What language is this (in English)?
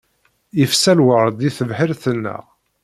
Kabyle